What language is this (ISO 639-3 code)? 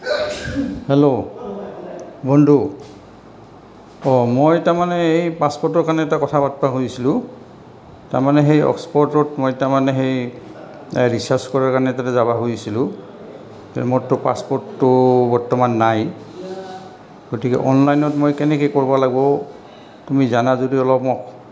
asm